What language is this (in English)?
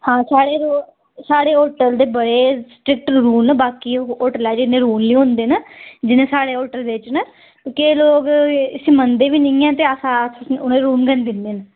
Dogri